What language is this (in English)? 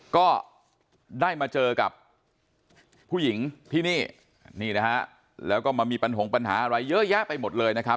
Thai